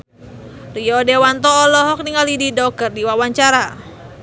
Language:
Sundanese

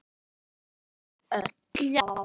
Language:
Icelandic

